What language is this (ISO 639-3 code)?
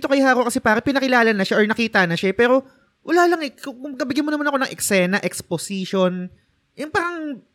fil